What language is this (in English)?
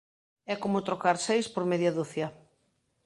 Galician